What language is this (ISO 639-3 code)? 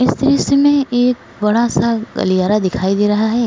hin